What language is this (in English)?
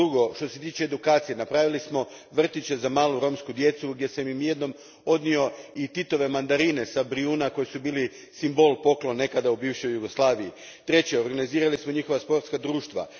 Croatian